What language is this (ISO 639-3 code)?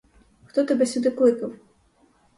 ukr